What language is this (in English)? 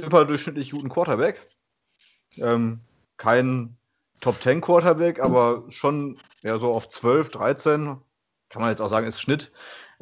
German